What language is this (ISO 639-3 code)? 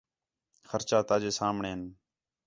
xhe